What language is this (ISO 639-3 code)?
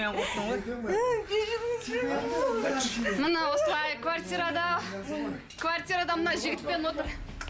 kaz